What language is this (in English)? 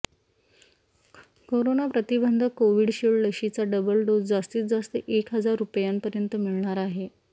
Marathi